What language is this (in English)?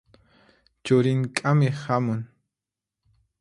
Puno Quechua